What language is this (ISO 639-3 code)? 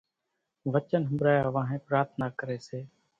gjk